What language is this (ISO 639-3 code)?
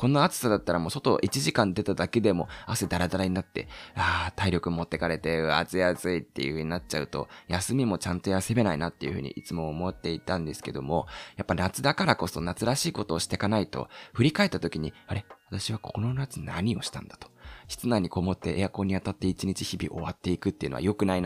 jpn